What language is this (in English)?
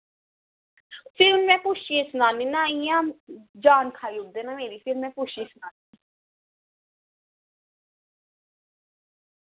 Dogri